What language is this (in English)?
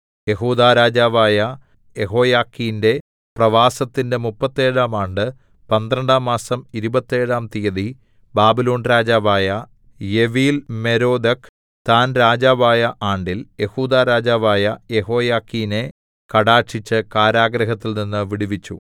Malayalam